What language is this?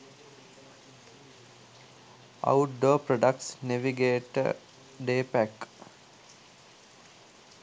Sinhala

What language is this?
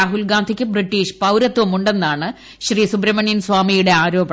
Malayalam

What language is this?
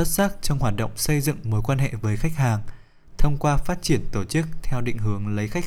Vietnamese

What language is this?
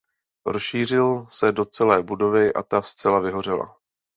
Czech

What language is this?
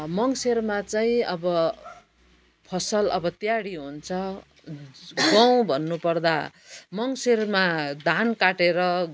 Nepali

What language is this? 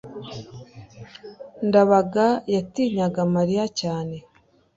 Kinyarwanda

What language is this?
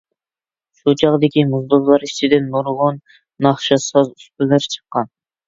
Uyghur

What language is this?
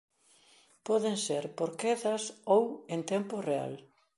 Galician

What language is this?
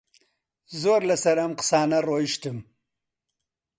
Central Kurdish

